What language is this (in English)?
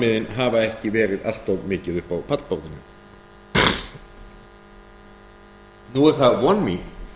Icelandic